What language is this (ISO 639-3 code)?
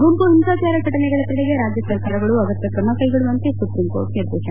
kan